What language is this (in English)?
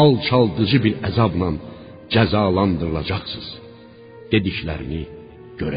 Persian